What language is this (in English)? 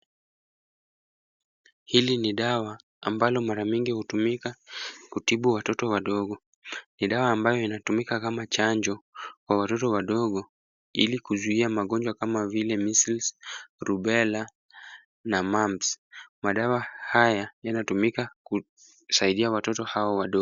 Swahili